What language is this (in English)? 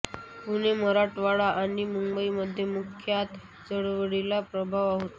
Marathi